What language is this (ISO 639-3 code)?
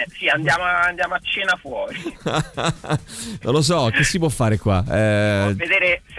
ita